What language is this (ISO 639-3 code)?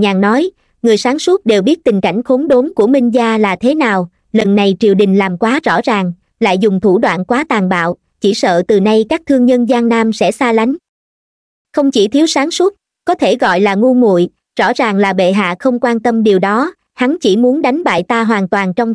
vie